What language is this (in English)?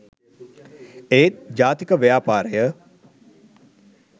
Sinhala